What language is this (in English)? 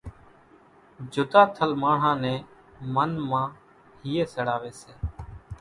Kachi Koli